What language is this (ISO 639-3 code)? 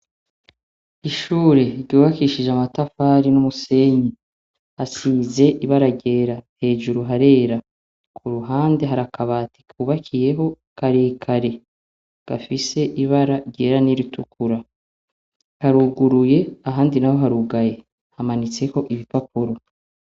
run